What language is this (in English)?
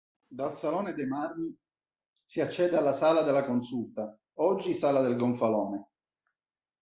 Italian